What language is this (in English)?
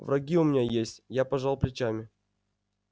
Russian